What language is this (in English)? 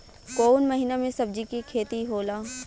Bhojpuri